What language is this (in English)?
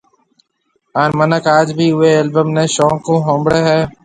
Marwari (Pakistan)